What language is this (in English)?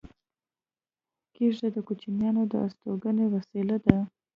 Pashto